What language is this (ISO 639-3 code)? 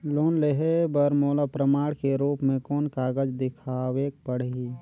hne